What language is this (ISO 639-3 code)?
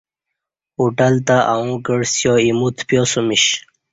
bsh